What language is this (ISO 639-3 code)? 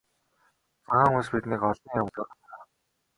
mon